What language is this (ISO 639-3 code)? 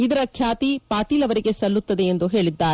kan